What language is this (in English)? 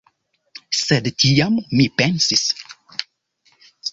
Esperanto